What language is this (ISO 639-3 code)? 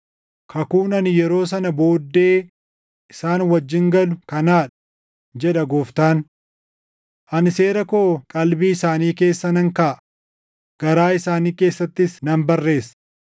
orm